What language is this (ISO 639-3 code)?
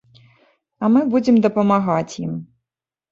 bel